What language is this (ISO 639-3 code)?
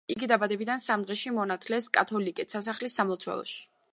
kat